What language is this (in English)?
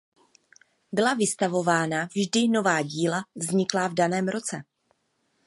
Czech